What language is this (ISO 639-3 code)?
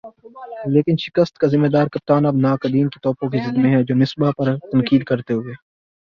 urd